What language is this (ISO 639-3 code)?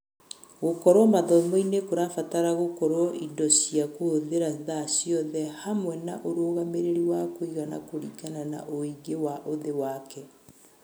kik